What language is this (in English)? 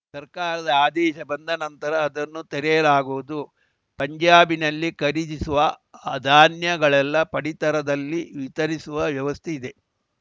Kannada